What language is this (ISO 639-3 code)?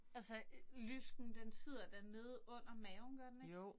dan